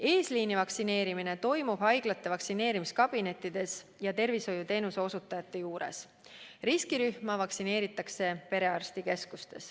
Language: Estonian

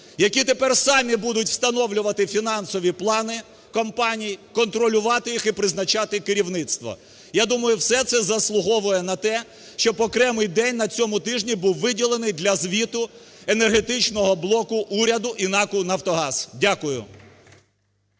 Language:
Ukrainian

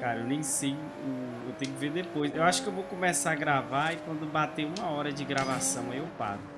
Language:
Portuguese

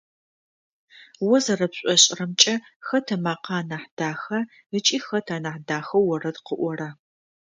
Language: Adyghe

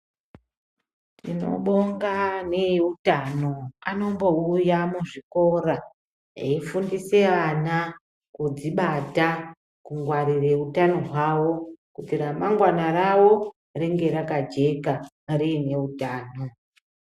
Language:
Ndau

